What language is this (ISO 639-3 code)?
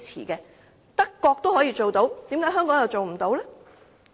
yue